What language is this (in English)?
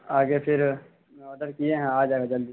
Urdu